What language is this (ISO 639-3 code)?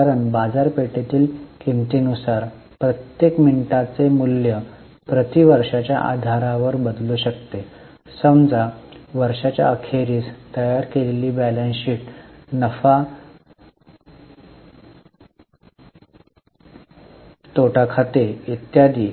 mar